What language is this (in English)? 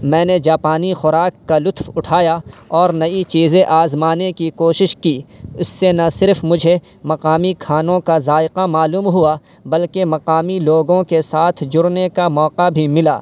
Urdu